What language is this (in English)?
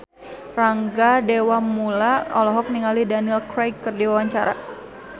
Sundanese